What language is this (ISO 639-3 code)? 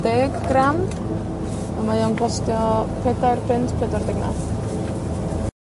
cym